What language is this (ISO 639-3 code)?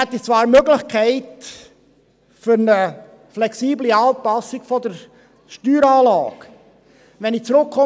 gsw